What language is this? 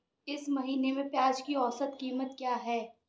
Hindi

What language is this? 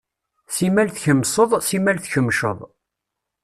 Kabyle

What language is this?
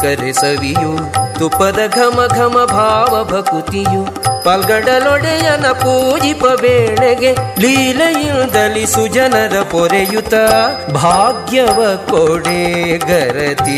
Kannada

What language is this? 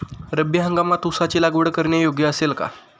Marathi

